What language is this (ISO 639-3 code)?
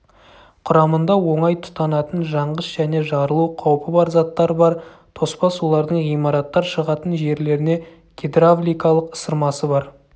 kaz